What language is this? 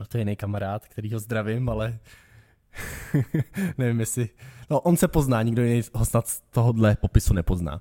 Czech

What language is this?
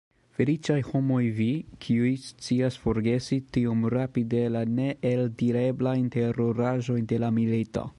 Esperanto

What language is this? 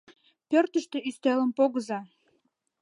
Mari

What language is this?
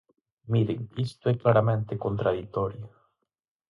Galician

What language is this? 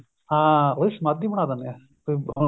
Punjabi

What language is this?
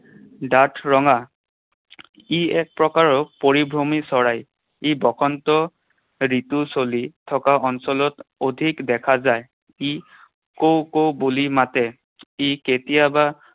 Assamese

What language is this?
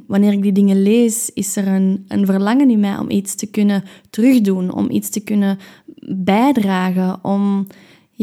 Dutch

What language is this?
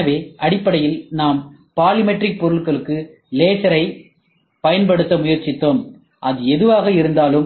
Tamil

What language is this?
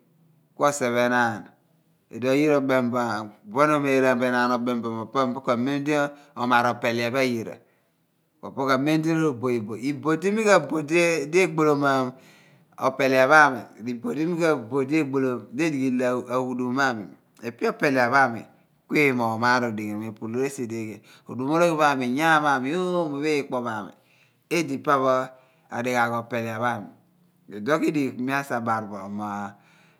Abua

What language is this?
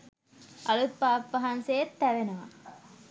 Sinhala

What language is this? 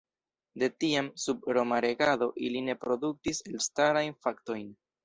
Esperanto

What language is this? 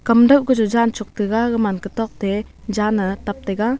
Wancho Naga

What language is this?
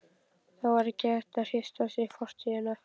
Icelandic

